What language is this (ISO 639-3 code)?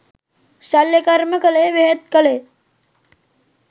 sin